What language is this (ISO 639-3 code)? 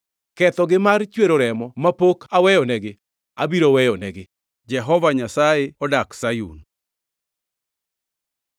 luo